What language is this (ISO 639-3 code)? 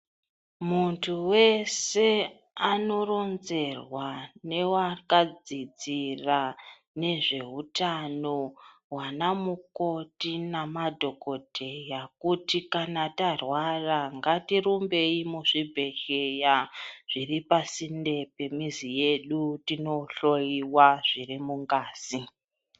ndc